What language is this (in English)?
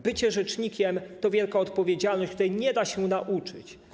Polish